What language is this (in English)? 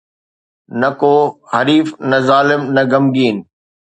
Sindhi